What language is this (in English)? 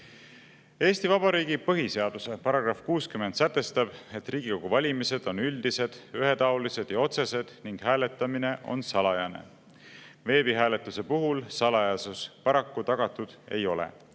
Estonian